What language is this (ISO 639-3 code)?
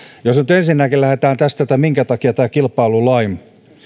fin